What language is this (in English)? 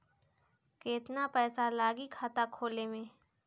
Bhojpuri